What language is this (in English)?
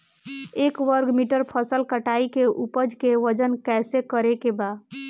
Bhojpuri